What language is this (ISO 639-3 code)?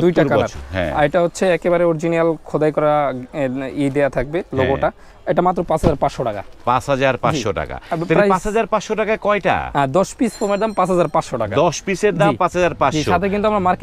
ron